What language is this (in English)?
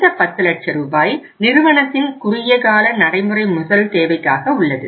Tamil